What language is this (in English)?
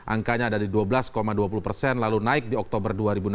Indonesian